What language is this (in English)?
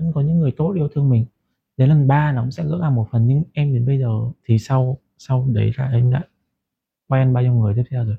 Vietnamese